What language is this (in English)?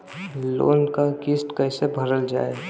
Bhojpuri